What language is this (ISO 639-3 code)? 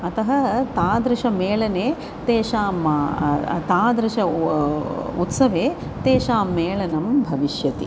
san